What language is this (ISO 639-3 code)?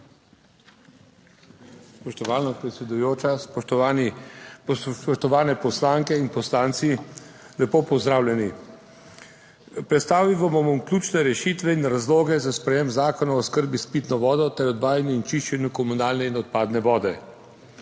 slv